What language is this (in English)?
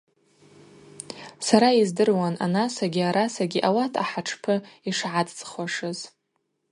Abaza